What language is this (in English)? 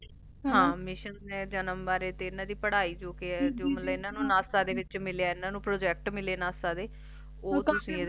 Punjabi